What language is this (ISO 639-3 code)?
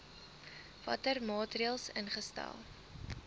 afr